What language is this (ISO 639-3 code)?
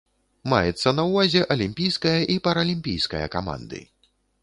bel